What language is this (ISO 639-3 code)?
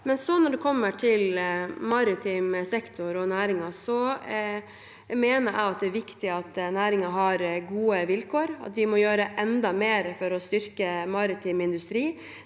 nor